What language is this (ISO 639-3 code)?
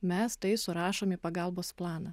lit